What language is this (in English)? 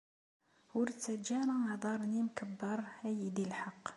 Kabyle